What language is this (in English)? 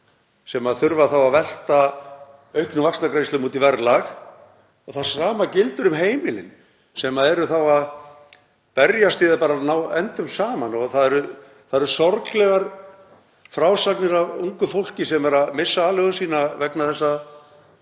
Icelandic